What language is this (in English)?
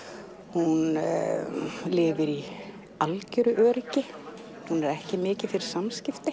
Icelandic